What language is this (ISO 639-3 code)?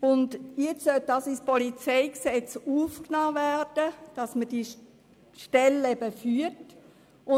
gsw